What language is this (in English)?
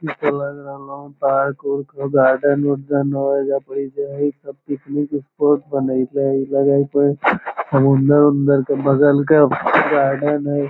Magahi